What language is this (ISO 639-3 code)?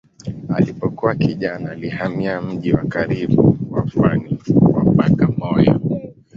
swa